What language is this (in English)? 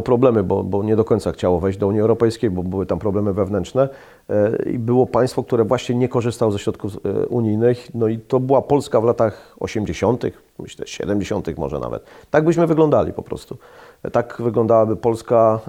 Polish